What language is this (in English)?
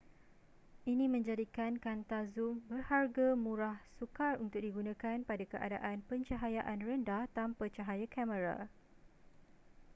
Malay